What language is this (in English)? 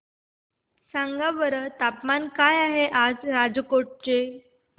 Marathi